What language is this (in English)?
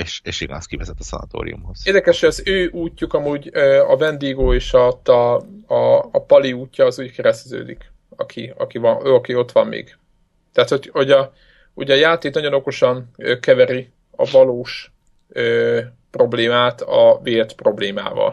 Hungarian